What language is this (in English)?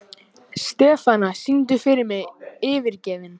Icelandic